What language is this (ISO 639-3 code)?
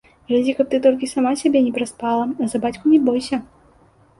bel